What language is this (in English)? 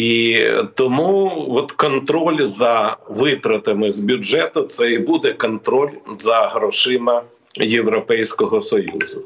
Ukrainian